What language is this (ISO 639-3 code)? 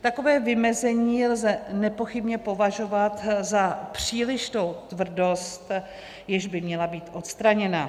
ces